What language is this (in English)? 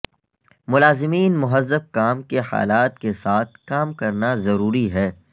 Urdu